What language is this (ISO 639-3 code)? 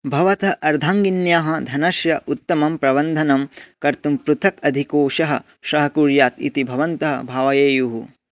san